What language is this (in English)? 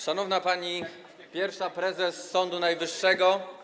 Polish